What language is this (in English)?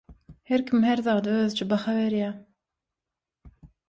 Turkmen